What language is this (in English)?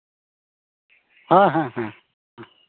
Santali